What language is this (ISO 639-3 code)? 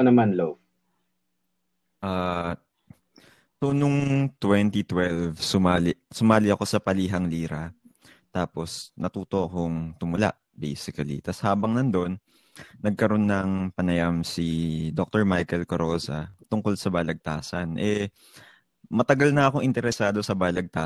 fil